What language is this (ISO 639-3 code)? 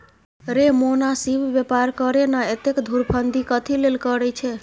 mai